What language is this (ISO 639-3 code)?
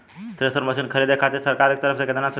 bho